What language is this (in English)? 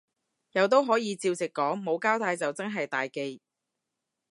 Cantonese